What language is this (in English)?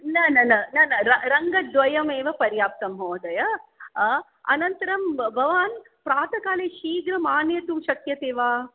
Sanskrit